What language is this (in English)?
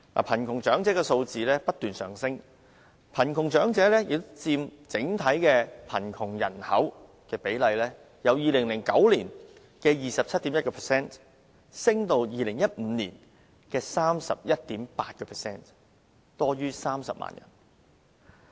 Cantonese